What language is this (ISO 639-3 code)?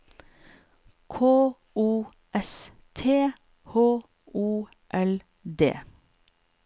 nor